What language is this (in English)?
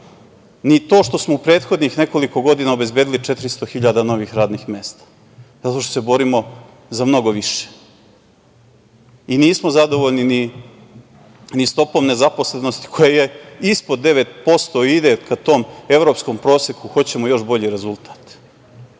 Serbian